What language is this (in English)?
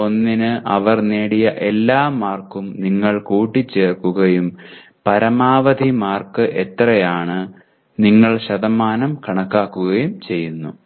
Malayalam